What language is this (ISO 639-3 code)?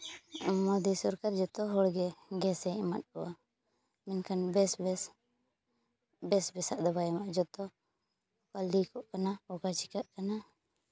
sat